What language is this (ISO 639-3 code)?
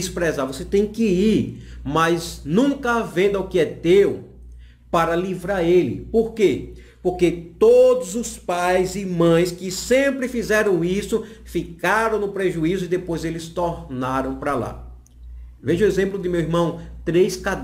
por